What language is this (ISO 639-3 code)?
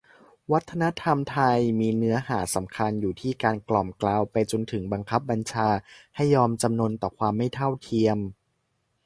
tha